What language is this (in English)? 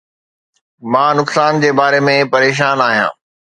Sindhi